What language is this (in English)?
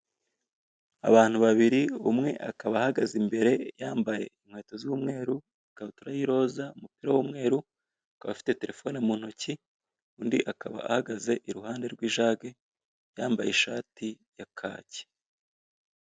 Kinyarwanda